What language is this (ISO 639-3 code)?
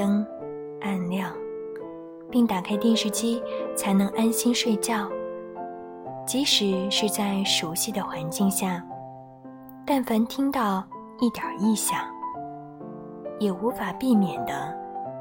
zho